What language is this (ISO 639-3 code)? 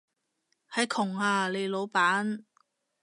yue